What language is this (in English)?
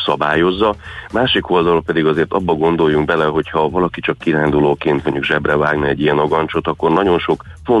Hungarian